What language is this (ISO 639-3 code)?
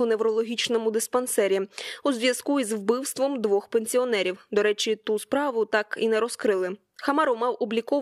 ukr